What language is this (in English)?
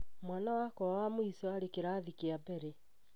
Kikuyu